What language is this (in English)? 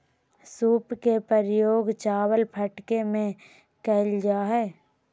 Magahi